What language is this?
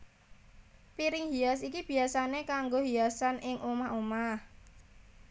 Javanese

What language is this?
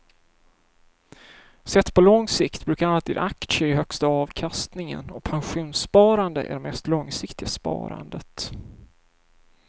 Swedish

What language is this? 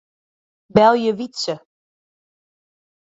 Western Frisian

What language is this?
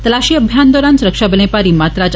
Dogri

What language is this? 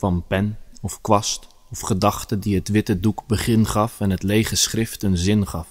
Dutch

